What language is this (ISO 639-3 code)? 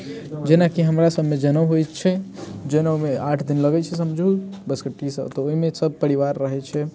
mai